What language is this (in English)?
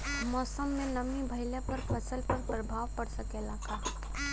Bhojpuri